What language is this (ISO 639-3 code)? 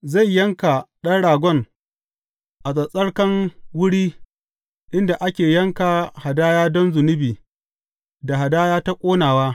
hau